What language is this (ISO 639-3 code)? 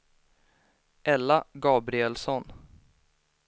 swe